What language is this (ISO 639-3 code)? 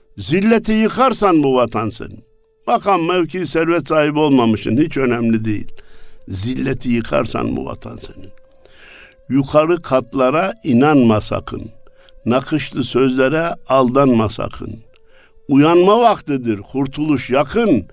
tur